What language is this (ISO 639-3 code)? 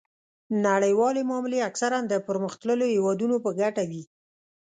pus